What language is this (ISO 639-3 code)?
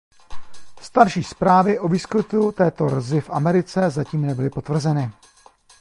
ces